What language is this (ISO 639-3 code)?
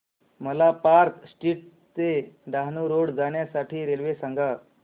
mar